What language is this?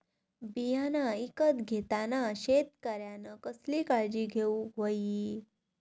Marathi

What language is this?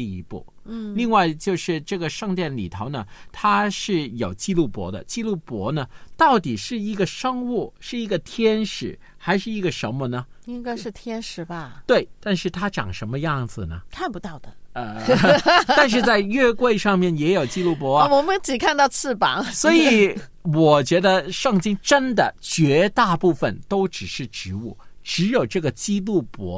Chinese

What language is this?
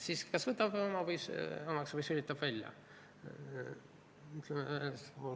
Estonian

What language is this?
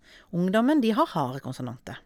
Norwegian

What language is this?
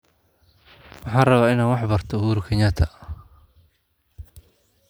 Somali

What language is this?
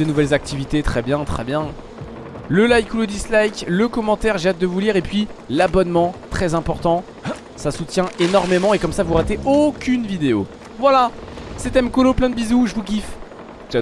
French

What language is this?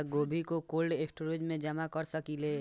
Bhojpuri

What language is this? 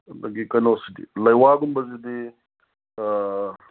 Manipuri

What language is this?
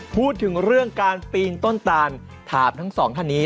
Thai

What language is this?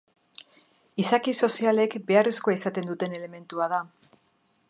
Basque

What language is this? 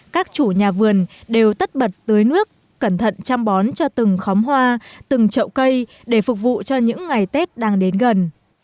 Vietnamese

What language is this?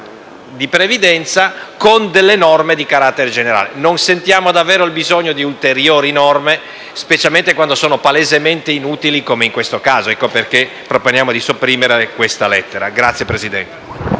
Italian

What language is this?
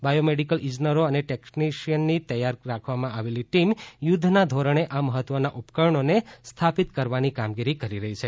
Gujarati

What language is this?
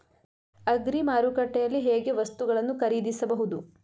Kannada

